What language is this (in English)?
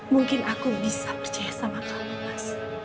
Indonesian